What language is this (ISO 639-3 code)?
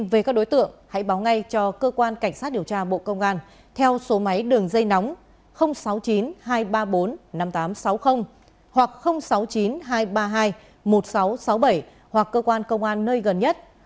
vie